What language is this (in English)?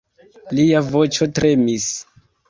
Esperanto